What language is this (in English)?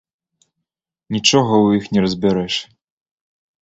Belarusian